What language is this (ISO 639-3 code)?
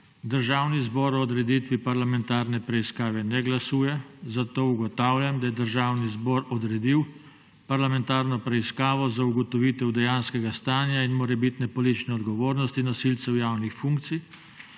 slv